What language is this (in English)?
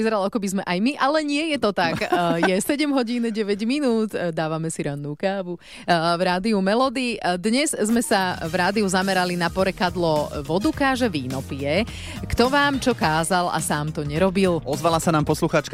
Slovak